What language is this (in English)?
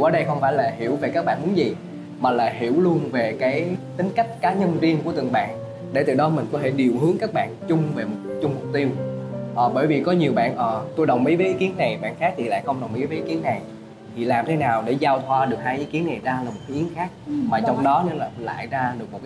Vietnamese